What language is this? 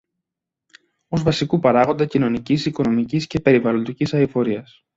Greek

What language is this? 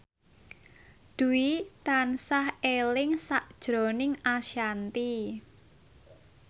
Javanese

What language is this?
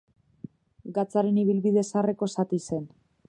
Basque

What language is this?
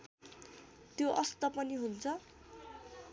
Nepali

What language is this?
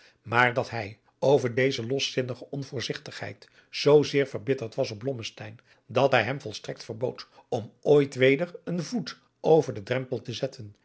Dutch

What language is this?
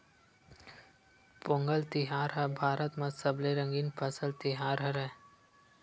Chhattisgarhi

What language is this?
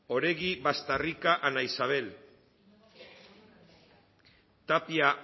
Basque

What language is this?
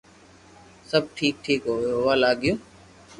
Loarki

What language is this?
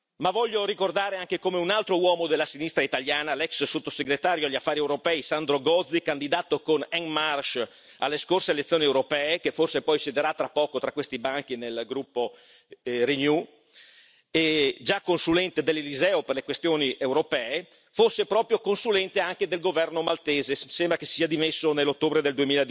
Italian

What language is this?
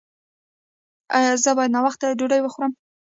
Pashto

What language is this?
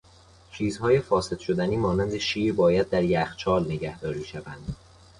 Persian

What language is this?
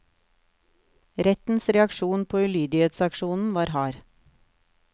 Norwegian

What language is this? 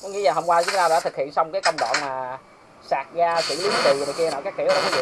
Vietnamese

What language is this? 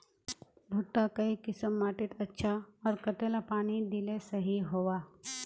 Magahi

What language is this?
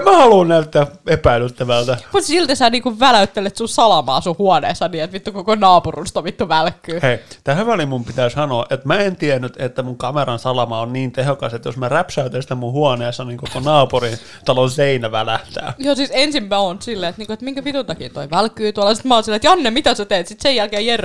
Finnish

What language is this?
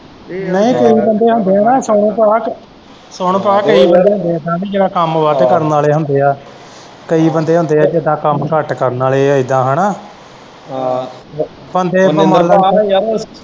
Punjabi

